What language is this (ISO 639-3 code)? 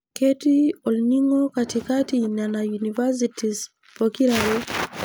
mas